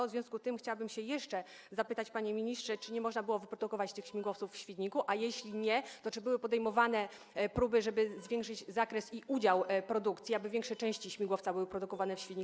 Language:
Polish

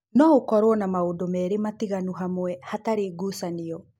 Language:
Kikuyu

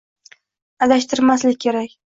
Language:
Uzbek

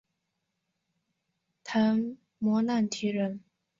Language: Chinese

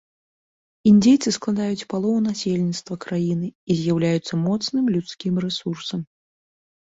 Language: Belarusian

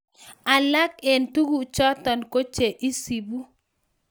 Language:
Kalenjin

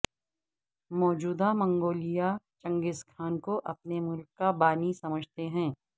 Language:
Urdu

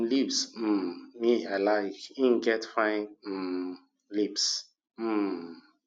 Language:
Nigerian Pidgin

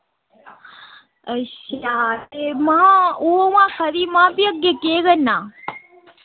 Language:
Dogri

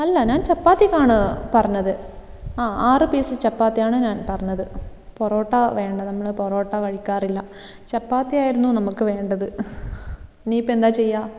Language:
Malayalam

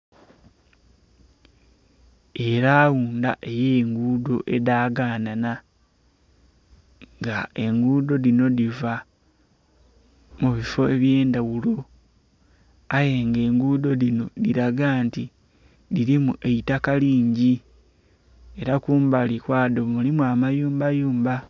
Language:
Soga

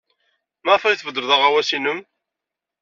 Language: Kabyle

